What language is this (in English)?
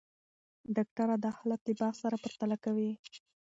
Pashto